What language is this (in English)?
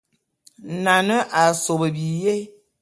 Bulu